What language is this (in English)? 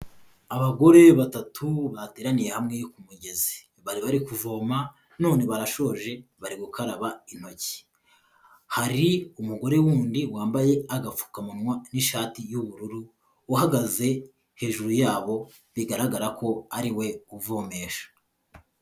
Kinyarwanda